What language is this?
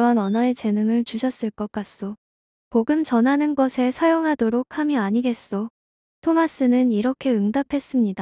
Korean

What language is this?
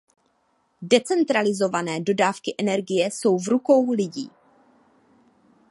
Czech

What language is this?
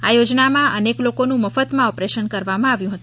Gujarati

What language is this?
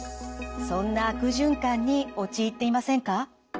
Japanese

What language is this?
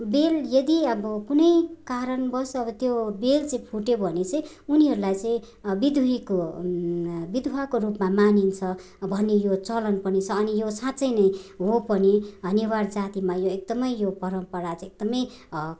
Nepali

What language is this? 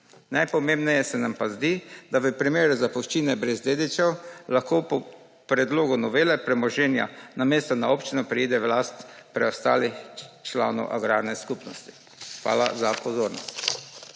Slovenian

